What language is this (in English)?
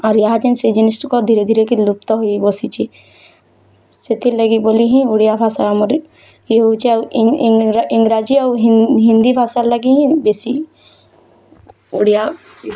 Odia